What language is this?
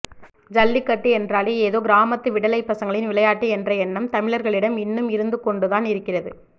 Tamil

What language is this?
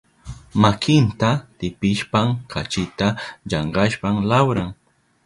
Southern Pastaza Quechua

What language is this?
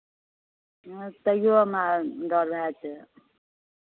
Maithili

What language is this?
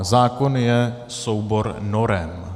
Czech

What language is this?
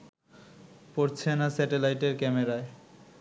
Bangla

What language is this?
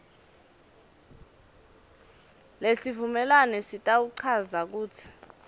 Swati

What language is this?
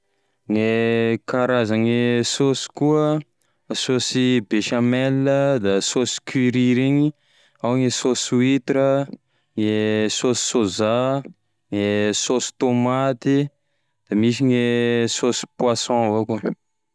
Tesaka Malagasy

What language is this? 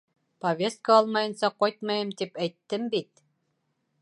Bashkir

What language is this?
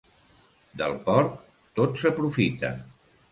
Catalan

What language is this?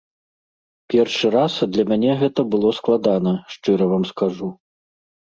Belarusian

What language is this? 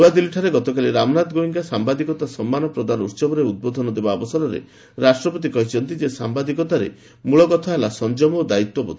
Odia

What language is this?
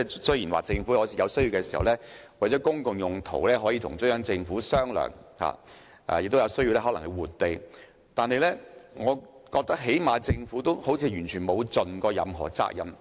Cantonese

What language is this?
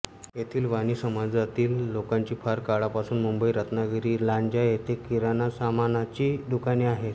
Marathi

